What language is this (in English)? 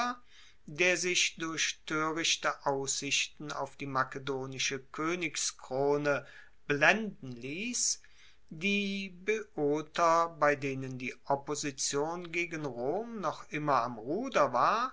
German